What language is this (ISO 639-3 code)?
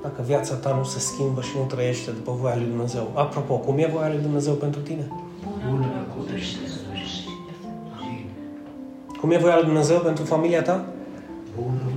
ron